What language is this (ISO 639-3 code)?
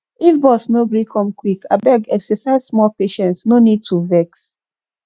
pcm